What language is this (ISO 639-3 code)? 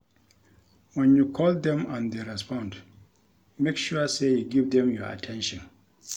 pcm